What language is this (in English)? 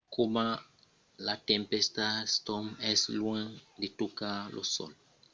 Occitan